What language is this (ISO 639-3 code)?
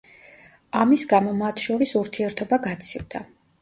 kat